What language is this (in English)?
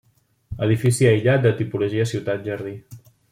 Catalan